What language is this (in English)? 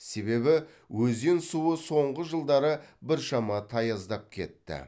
Kazakh